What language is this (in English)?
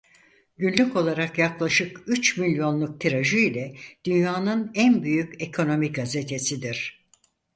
Turkish